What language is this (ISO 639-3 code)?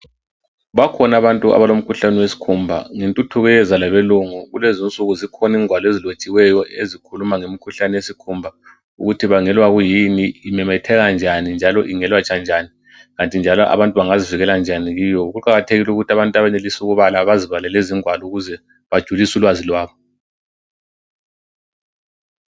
nde